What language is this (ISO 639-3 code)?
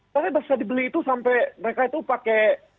ind